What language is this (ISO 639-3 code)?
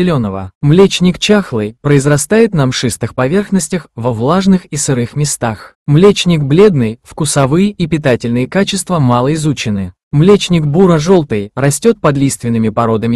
rus